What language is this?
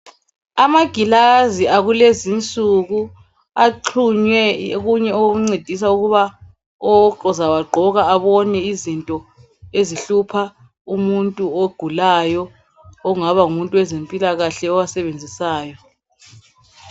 North Ndebele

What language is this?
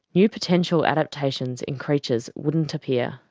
English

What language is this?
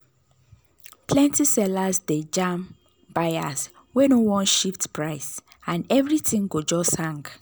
Nigerian Pidgin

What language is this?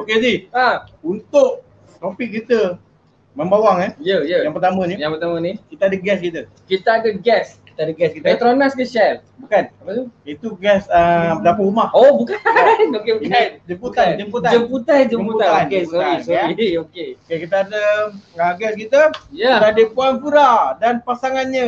Malay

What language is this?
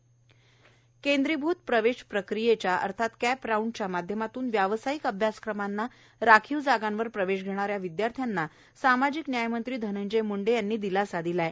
Marathi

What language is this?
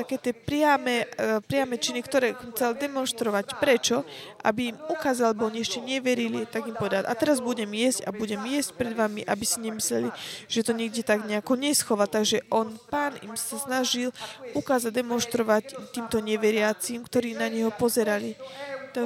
Slovak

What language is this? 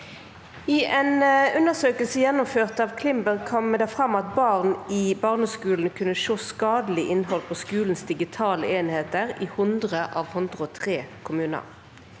Norwegian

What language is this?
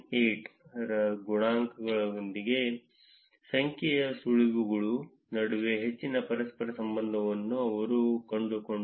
Kannada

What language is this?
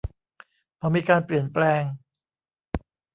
Thai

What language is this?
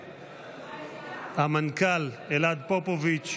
Hebrew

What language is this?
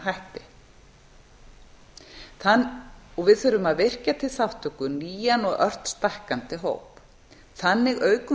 Icelandic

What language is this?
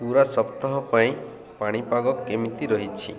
Odia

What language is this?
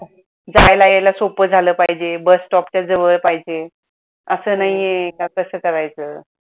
Marathi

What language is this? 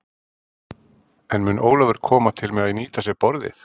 Icelandic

